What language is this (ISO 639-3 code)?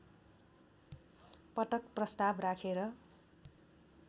nep